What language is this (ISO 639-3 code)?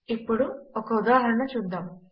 tel